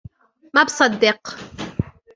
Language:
Arabic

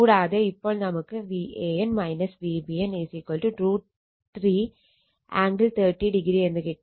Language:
Malayalam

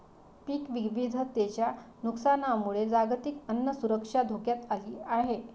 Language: Marathi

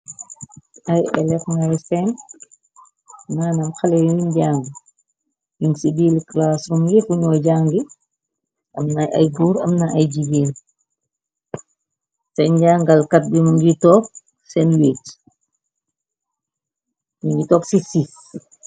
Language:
Wolof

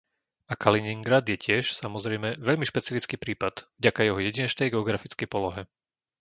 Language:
Slovak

